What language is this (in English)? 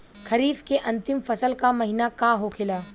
Bhojpuri